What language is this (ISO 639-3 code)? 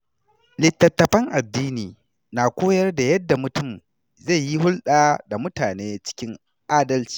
hau